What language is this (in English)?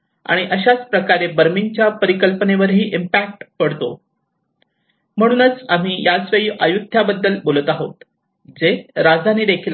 Marathi